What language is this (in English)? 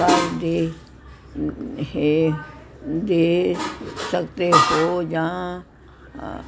Punjabi